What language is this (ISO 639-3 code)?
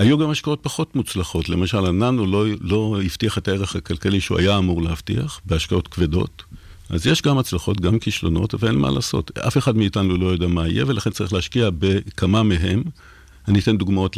heb